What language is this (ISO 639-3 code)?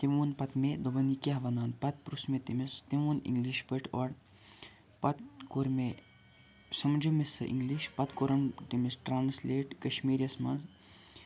kas